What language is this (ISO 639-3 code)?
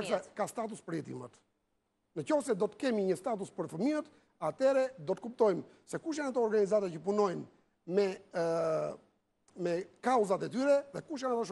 ell